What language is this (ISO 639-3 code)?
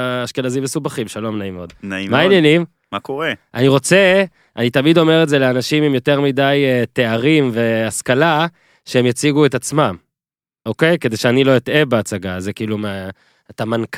heb